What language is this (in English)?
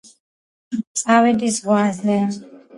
Georgian